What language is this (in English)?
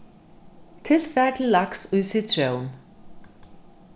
Faroese